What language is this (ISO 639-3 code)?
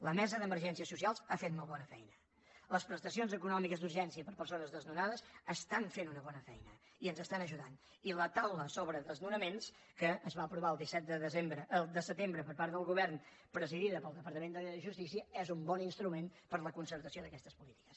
cat